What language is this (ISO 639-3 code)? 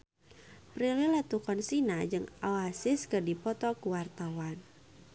sun